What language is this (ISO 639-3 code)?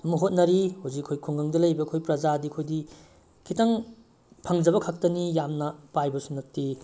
mni